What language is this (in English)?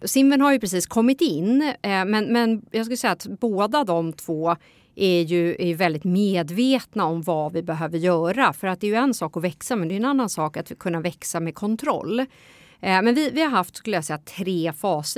Swedish